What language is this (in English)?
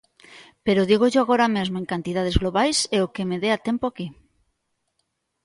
Galician